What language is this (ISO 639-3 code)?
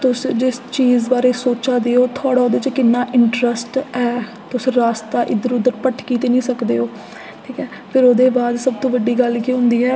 doi